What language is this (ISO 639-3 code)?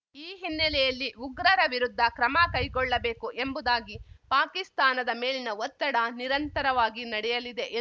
kan